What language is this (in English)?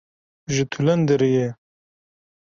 Kurdish